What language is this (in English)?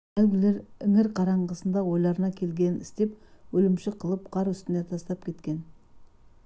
Kazakh